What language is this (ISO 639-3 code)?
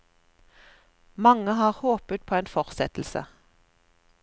nor